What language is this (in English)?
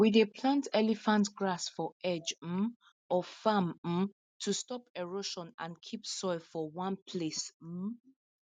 Nigerian Pidgin